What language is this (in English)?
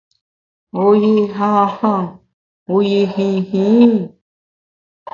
Bamun